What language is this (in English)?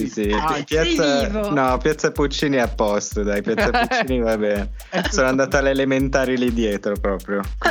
Italian